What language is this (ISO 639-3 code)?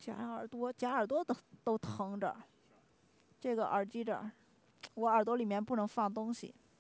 zho